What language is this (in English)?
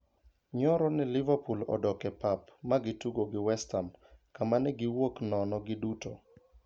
Luo (Kenya and Tanzania)